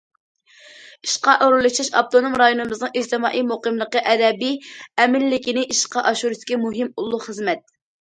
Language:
Uyghur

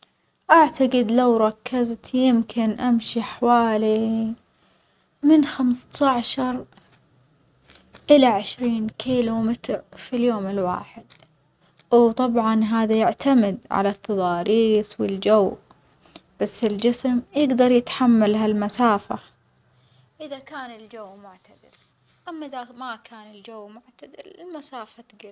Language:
Omani Arabic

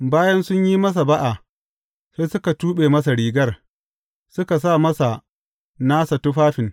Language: Hausa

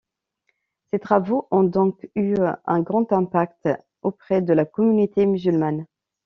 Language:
French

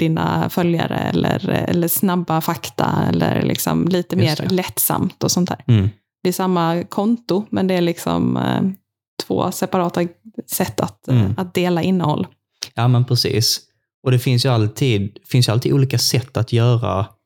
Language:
Swedish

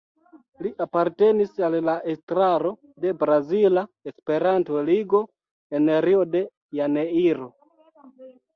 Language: Esperanto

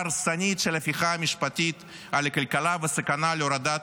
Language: Hebrew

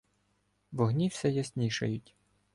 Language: Ukrainian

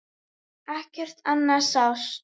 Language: Icelandic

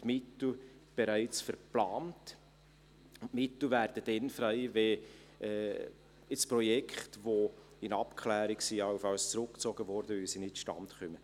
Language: Swiss German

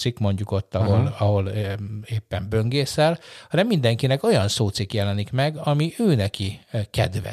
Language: Hungarian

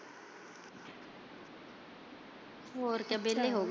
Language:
Punjabi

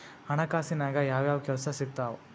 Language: Kannada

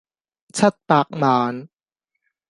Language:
Cantonese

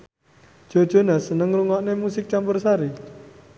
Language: Javanese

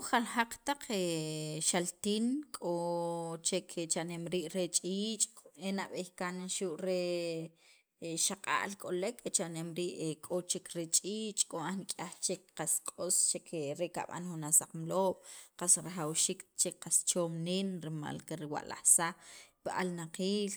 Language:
Sacapulteco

